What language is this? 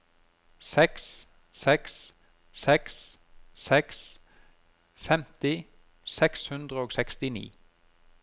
Norwegian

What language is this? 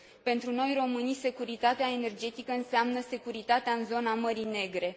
Romanian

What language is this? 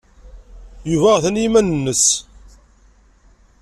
Kabyle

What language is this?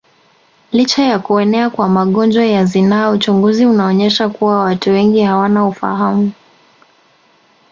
Swahili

